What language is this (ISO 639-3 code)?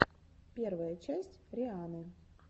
rus